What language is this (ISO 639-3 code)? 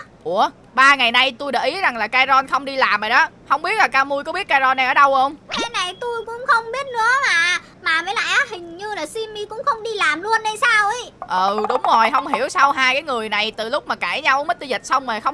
vie